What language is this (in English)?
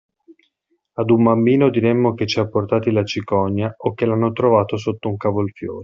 Italian